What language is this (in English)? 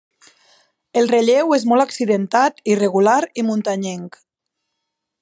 Catalan